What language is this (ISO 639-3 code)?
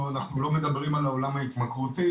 heb